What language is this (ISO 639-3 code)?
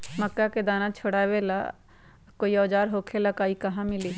mag